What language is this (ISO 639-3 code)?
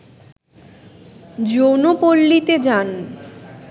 ben